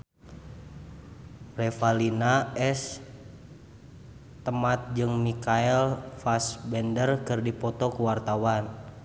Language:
Sundanese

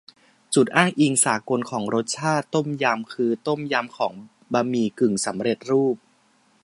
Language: Thai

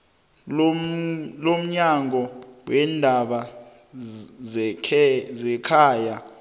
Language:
South Ndebele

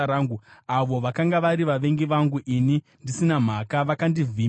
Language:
Shona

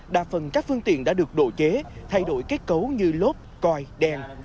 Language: Vietnamese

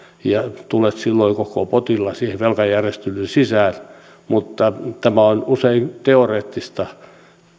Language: Finnish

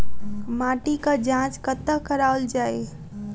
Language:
Maithili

